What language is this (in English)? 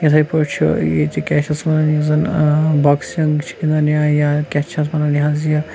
Kashmiri